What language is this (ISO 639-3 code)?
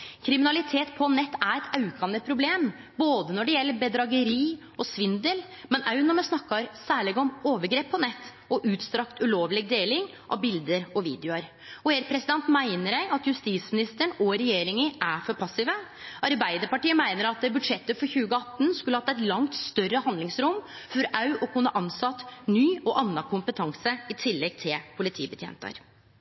nno